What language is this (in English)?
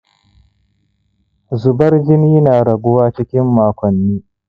Hausa